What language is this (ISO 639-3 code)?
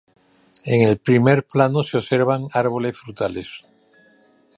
spa